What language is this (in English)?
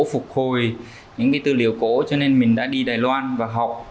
Vietnamese